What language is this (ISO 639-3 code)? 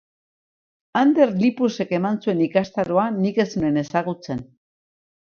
eus